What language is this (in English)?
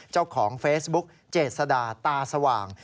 Thai